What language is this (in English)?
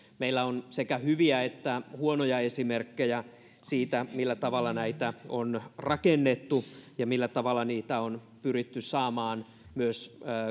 Finnish